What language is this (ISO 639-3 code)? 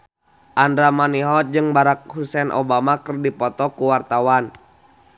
sun